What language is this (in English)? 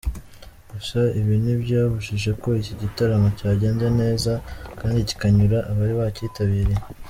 Kinyarwanda